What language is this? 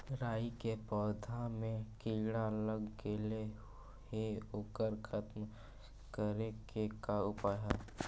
Magahi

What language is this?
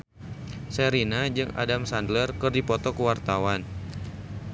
Sundanese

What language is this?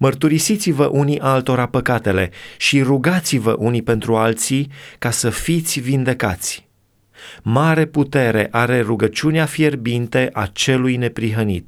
Romanian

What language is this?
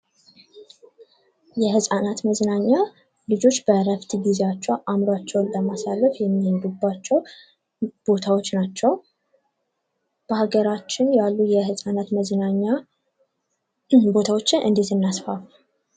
Amharic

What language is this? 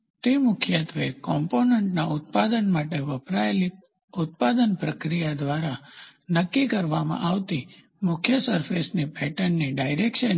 Gujarati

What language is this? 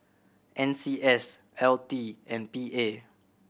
English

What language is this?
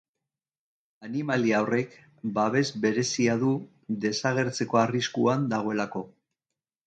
Basque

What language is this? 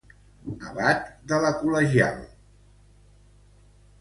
Catalan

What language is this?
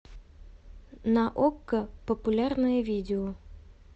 Russian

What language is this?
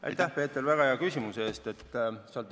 Estonian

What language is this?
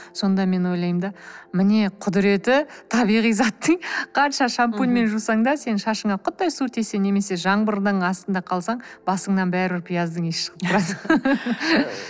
Kazakh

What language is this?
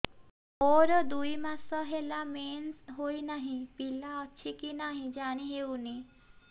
Odia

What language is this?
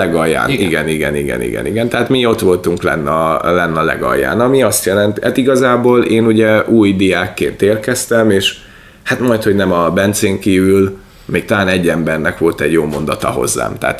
Hungarian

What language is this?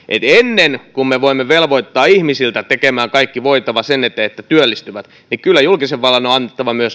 Finnish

